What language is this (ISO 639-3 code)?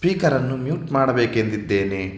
kan